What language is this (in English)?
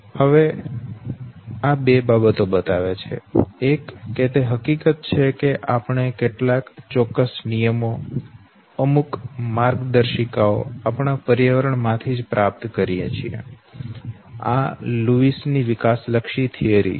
Gujarati